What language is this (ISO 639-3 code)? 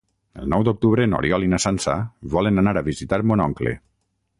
cat